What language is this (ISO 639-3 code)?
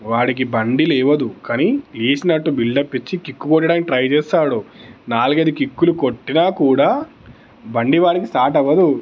tel